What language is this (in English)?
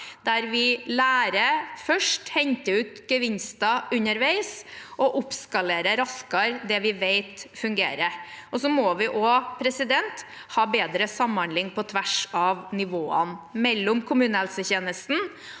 Norwegian